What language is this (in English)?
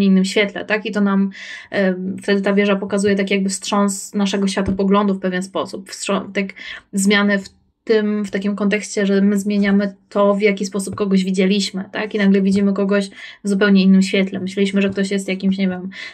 Polish